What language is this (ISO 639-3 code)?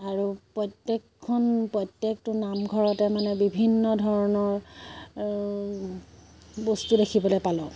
asm